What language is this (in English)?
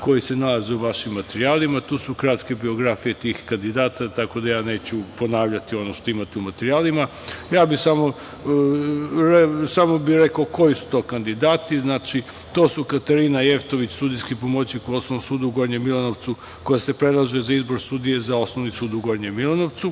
Serbian